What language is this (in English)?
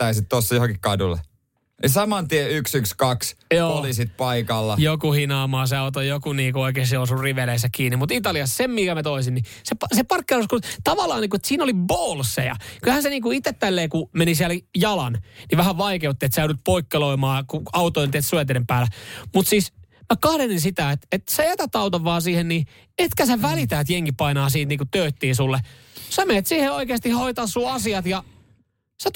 Finnish